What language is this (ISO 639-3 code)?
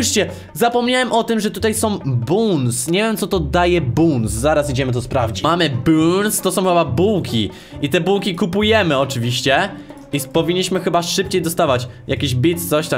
pol